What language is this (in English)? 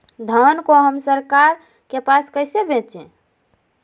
Magahi